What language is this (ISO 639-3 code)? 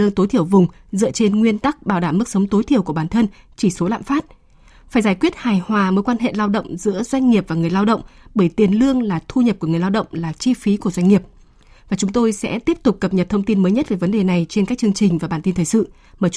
vie